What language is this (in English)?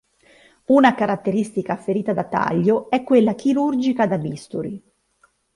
Italian